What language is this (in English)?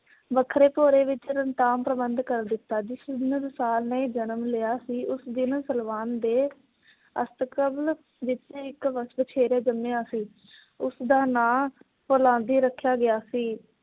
Punjabi